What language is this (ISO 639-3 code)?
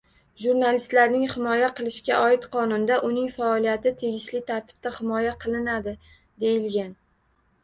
uzb